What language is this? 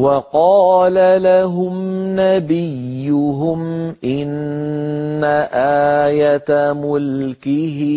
Arabic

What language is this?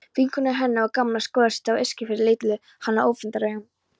Icelandic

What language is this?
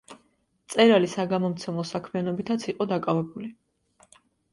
Georgian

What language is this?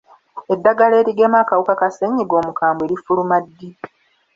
Ganda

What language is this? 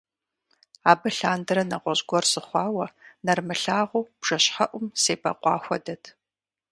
Kabardian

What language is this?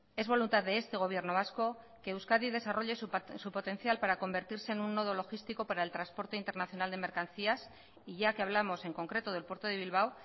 Spanish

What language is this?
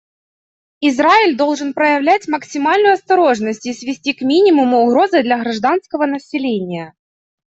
Russian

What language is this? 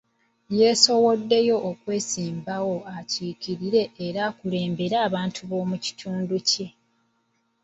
Ganda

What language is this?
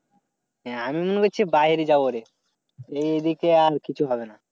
Bangla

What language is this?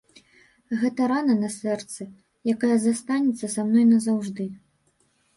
Belarusian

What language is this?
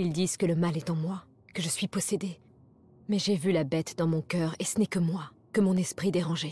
French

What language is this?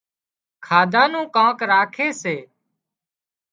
Wadiyara Koli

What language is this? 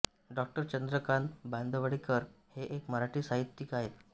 Marathi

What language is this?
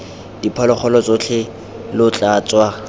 Tswana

